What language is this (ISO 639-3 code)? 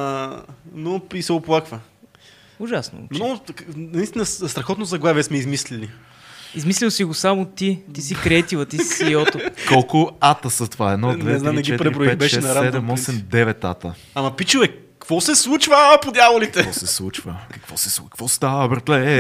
bul